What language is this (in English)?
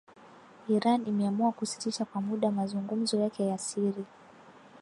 Swahili